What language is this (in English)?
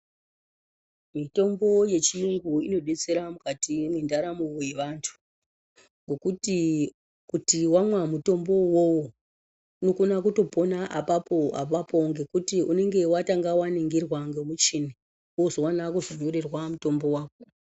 Ndau